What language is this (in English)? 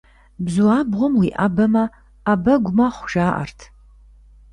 Kabardian